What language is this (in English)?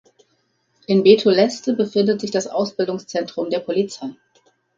German